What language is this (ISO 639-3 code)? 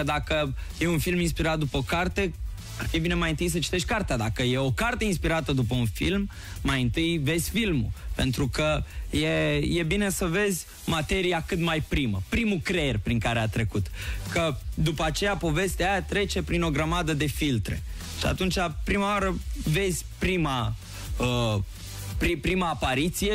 ron